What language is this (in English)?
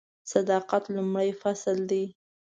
Pashto